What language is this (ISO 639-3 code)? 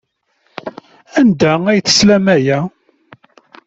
kab